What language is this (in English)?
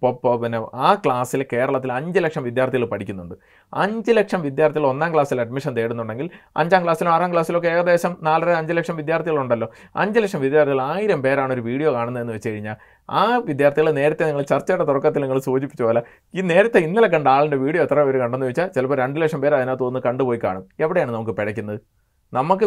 Malayalam